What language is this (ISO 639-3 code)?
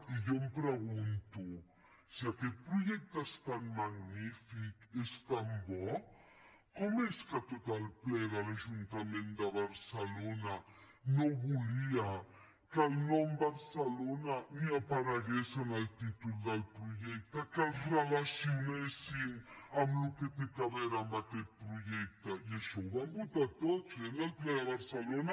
cat